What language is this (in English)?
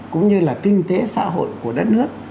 Vietnamese